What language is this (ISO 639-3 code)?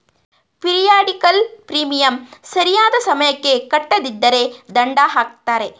kan